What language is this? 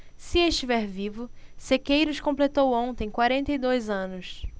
Portuguese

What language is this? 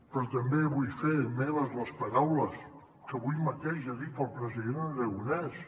Catalan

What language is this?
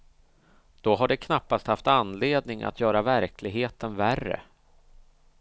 Swedish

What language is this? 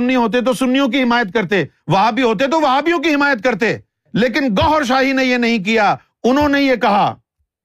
Urdu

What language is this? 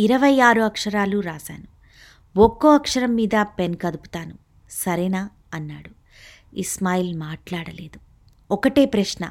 Telugu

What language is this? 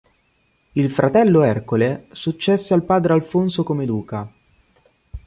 Italian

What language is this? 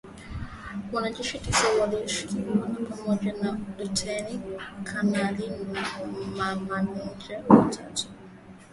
Swahili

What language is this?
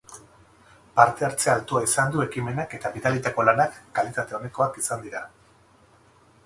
Basque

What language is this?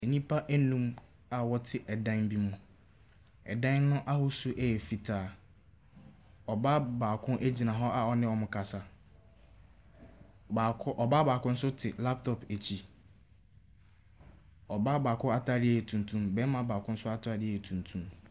Akan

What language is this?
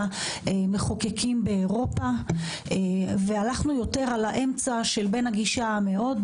Hebrew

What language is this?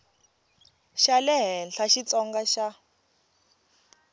Tsonga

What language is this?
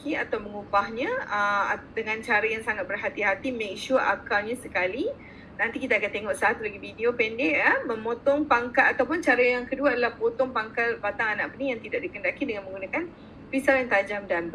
Malay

